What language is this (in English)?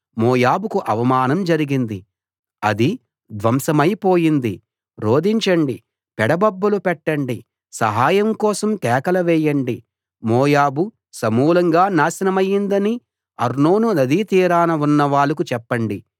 Telugu